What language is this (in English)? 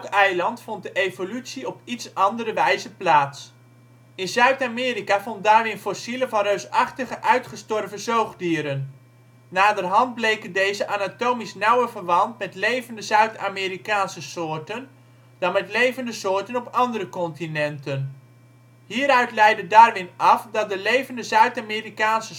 Dutch